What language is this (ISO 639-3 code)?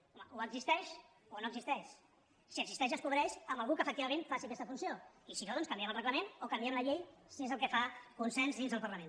cat